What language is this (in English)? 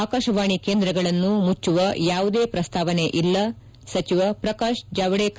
Kannada